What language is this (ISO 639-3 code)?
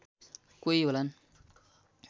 nep